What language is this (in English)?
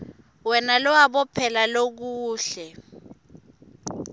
Swati